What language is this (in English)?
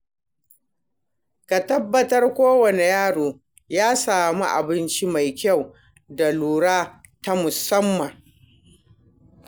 Hausa